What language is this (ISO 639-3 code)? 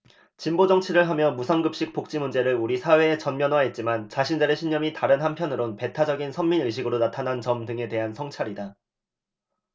kor